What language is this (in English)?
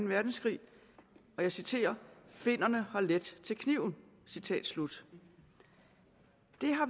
Danish